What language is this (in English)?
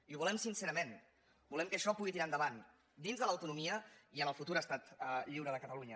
Catalan